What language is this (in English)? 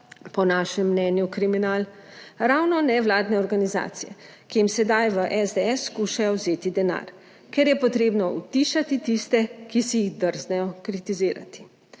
Slovenian